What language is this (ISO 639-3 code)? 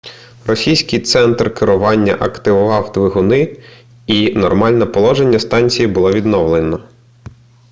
ukr